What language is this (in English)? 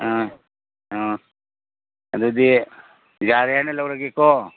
Manipuri